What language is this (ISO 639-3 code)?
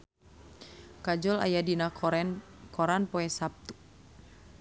sun